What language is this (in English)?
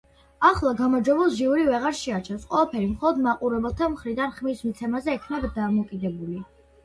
Georgian